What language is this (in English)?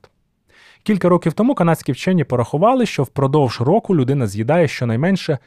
Ukrainian